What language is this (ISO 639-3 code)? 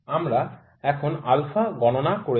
ben